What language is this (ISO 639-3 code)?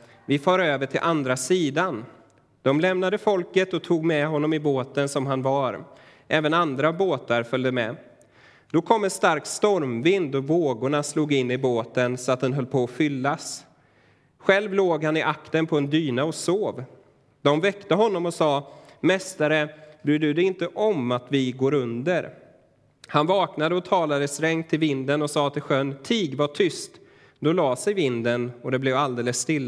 swe